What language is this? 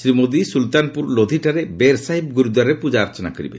Odia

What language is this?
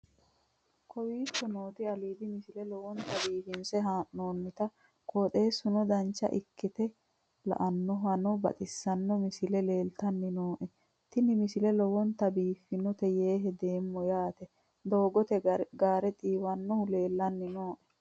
Sidamo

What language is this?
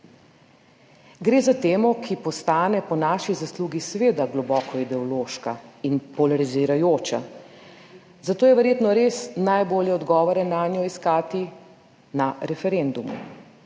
Slovenian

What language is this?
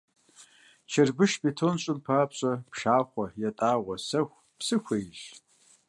Kabardian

